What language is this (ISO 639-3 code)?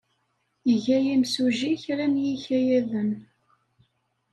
kab